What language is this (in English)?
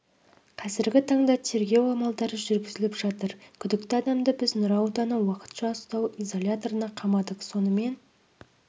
Kazakh